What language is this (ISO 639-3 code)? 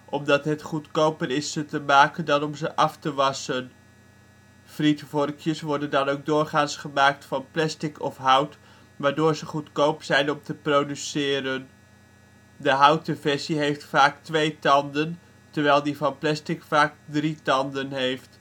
nld